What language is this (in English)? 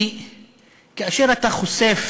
Hebrew